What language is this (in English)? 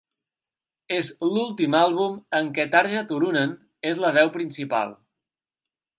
Catalan